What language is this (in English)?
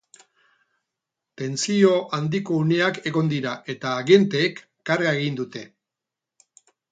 Basque